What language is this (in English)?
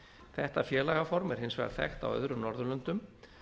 Icelandic